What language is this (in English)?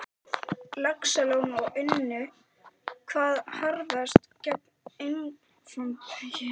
Icelandic